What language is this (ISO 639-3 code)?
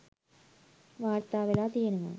sin